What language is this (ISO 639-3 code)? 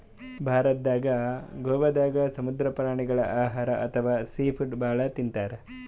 kan